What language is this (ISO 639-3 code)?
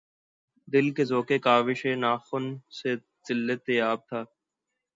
urd